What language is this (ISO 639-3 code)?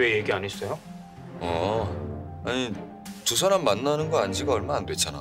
kor